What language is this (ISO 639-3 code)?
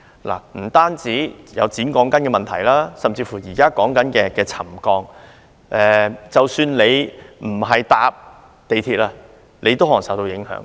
yue